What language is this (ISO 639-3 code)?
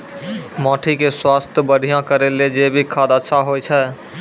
mai